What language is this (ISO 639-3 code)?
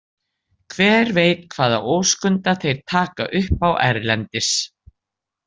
isl